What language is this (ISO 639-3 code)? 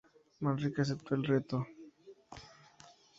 spa